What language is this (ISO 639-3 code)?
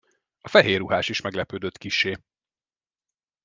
hun